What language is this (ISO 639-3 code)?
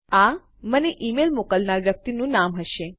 guj